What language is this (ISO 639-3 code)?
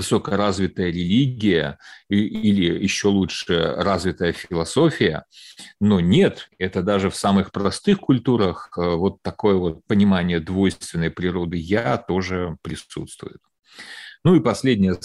rus